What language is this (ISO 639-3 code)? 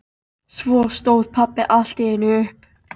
isl